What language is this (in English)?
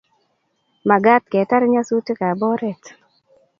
Kalenjin